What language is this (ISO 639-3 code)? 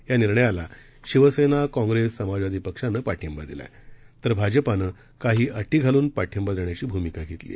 mar